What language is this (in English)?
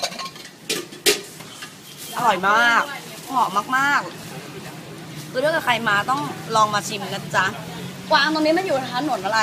Thai